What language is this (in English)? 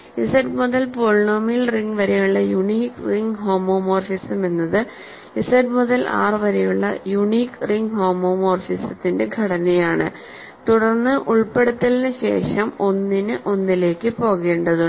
Malayalam